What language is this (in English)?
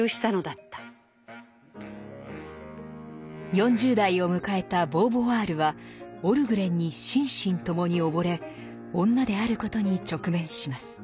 Japanese